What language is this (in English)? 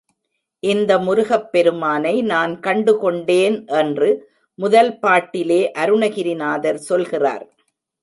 Tamil